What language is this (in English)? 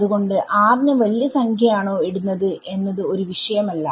Malayalam